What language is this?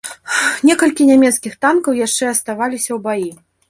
Belarusian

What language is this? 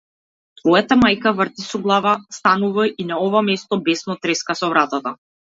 Macedonian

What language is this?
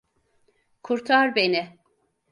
Turkish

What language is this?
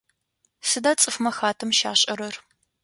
Adyghe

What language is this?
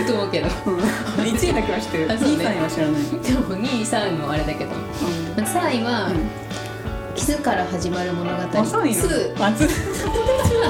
Japanese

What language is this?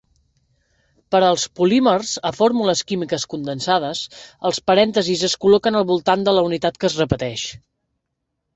Catalan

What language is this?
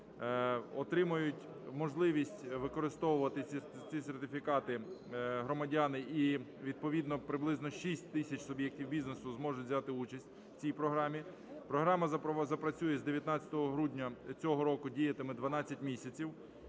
Ukrainian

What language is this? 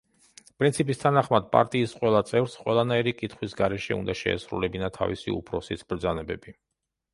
Georgian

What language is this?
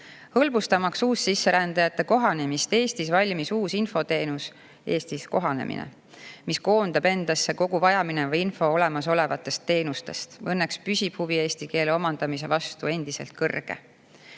Estonian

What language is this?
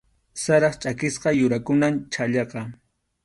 Arequipa-La Unión Quechua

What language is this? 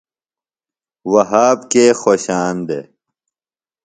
Phalura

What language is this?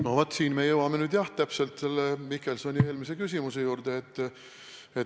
Estonian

